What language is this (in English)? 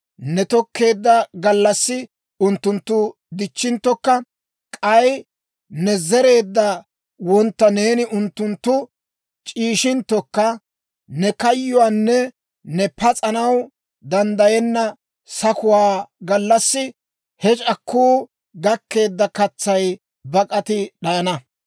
Dawro